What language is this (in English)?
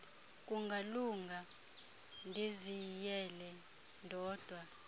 Xhosa